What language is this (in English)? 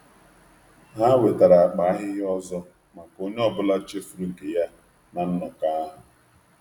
Igbo